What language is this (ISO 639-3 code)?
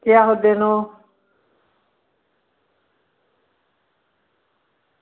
doi